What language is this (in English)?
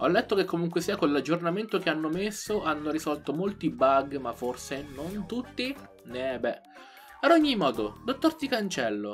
Italian